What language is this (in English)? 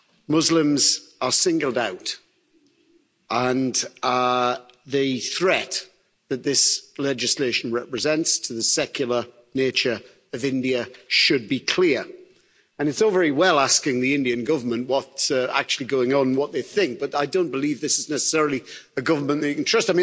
English